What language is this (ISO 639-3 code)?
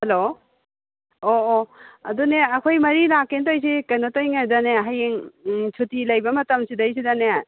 mni